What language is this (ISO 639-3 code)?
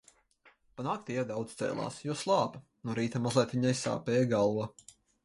lav